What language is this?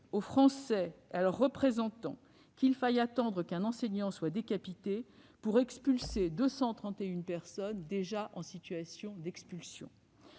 French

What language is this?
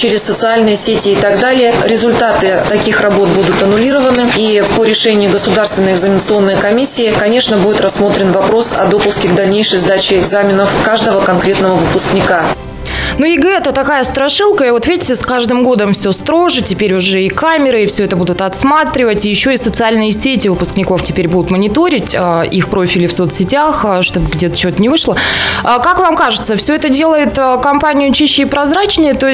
Russian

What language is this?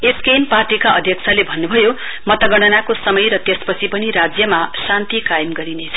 Nepali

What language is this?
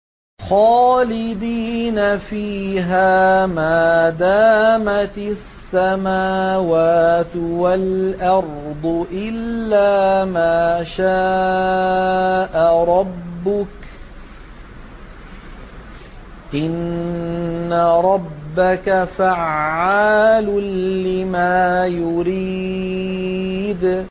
Arabic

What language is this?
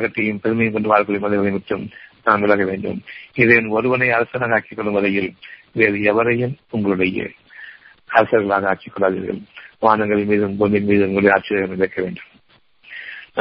Tamil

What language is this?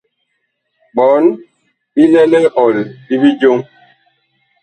Bakoko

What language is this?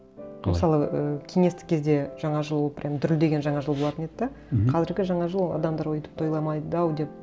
Kazakh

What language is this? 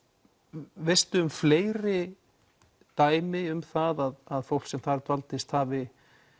Icelandic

